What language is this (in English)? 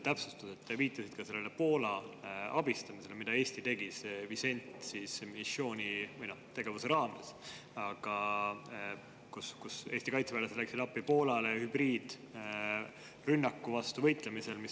Estonian